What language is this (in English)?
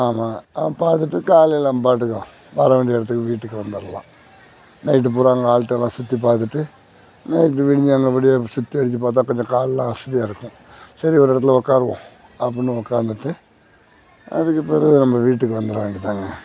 Tamil